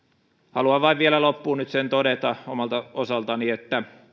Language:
Finnish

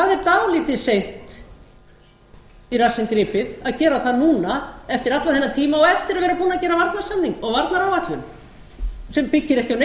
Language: Icelandic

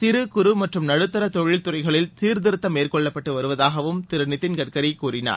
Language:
Tamil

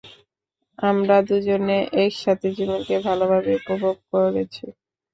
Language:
Bangla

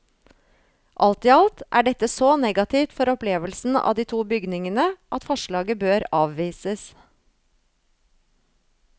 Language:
Norwegian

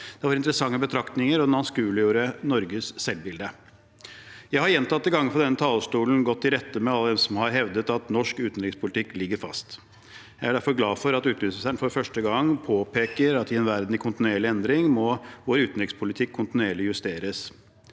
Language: Norwegian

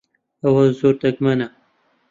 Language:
Central Kurdish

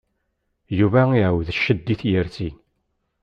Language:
Kabyle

